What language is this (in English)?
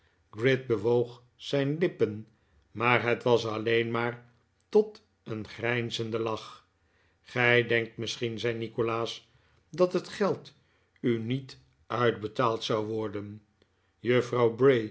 Dutch